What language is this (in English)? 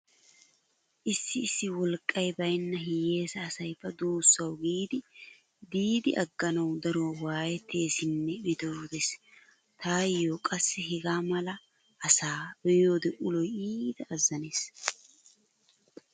Wolaytta